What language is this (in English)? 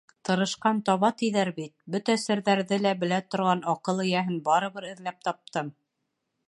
Bashkir